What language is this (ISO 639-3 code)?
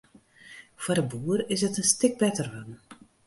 fry